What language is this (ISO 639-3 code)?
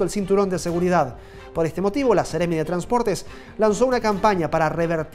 spa